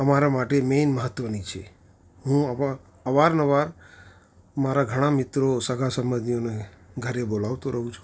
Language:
Gujarati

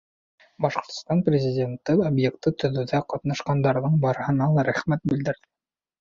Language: Bashkir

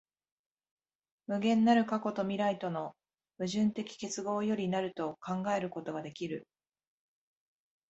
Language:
Japanese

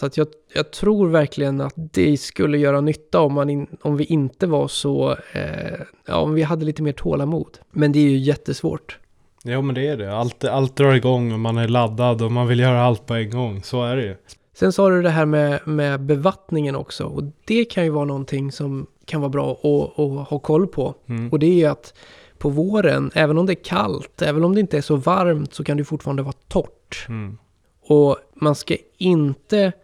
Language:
Swedish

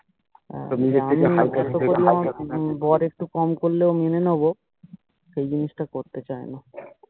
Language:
Bangla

